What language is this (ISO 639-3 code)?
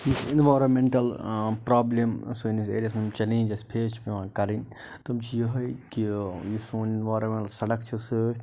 kas